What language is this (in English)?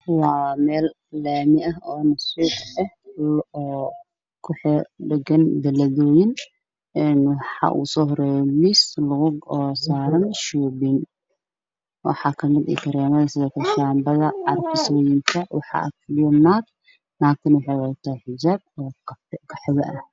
Somali